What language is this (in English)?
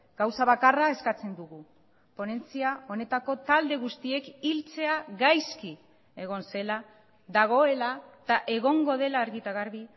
Basque